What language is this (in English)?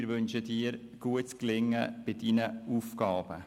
Swiss German